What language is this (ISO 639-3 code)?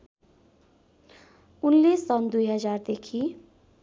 nep